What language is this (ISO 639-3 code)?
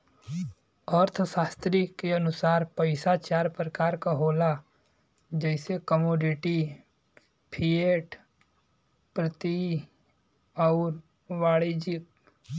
bho